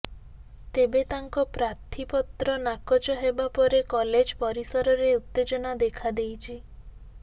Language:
Odia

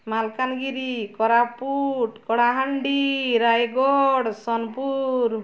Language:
Odia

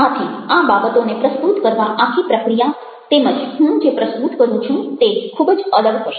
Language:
Gujarati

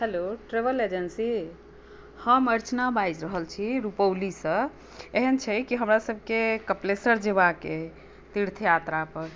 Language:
Maithili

